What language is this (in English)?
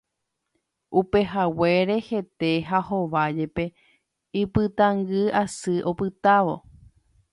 Guarani